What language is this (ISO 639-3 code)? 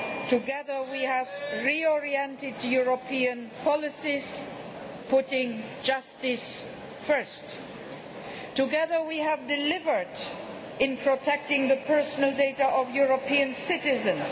eng